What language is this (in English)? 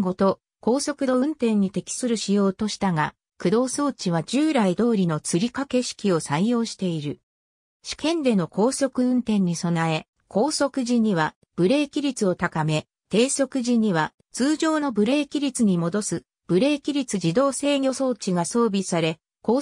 Japanese